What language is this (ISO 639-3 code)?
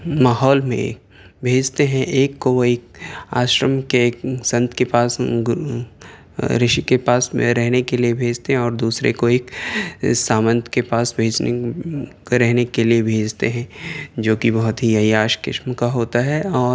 urd